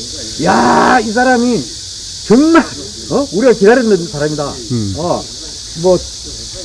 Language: Korean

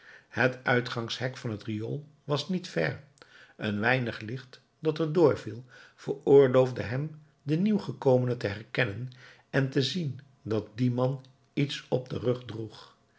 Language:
Dutch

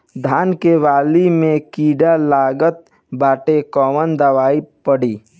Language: Bhojpuri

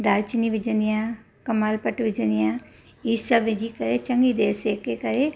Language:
Sindhi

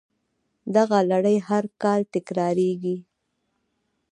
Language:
Pashto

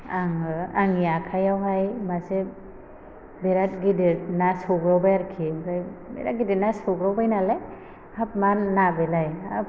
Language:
Bodo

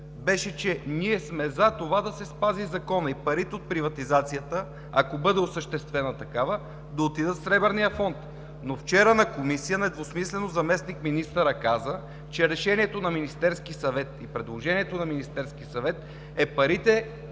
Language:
Bulgarian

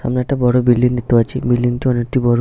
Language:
Bangla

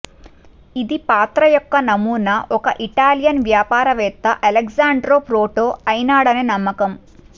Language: Telugu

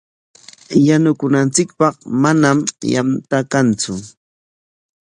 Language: Corongo Ancash Quechua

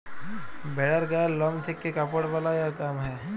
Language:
Bangla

